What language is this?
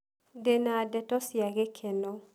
Kikuyu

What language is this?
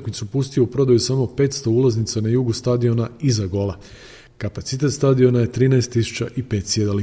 Croatian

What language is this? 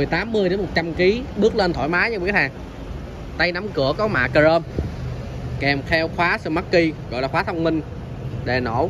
Vietnamese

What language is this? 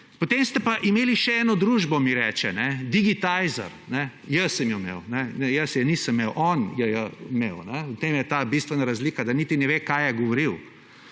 Slovenian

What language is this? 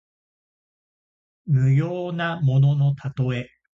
Japanese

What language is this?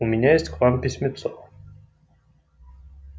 Russian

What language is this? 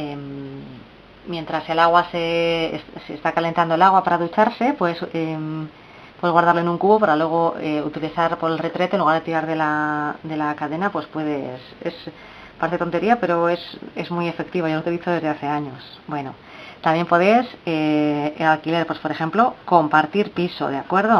Spanish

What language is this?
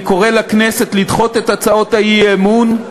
Hebrew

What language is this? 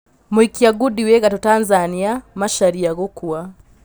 Kikuyu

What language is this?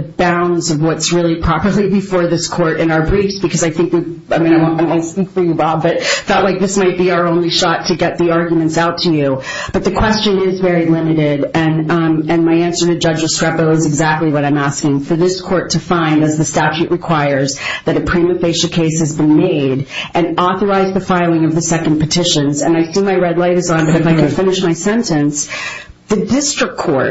English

